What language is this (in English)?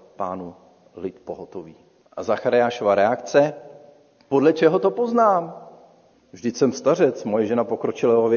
Czech